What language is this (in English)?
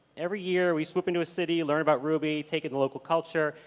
English